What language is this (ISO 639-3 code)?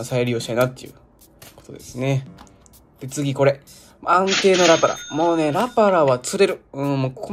jpn